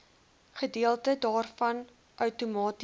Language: Afrikaans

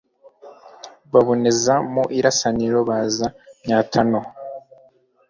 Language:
Kinyarwanda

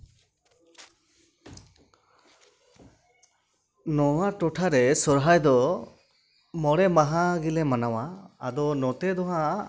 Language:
Santali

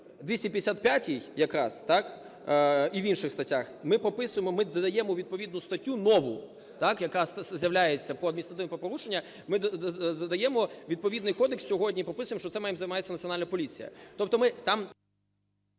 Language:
Ukrainian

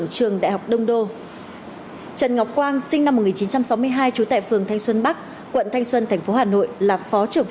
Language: Vietnamese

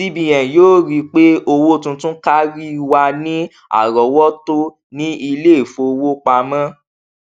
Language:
Yoruba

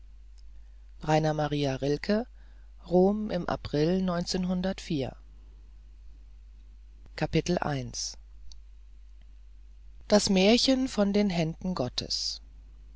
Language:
German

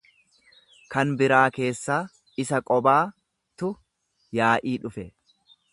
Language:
Oromo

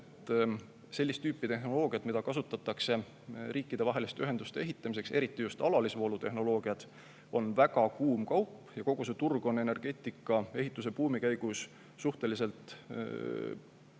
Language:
Estonian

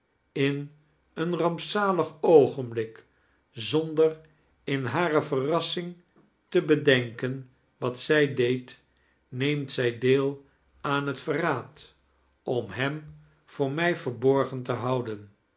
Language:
Dutch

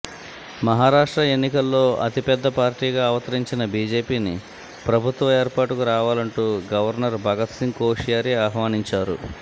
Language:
Telugu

